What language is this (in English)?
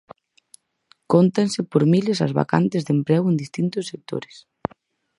Galician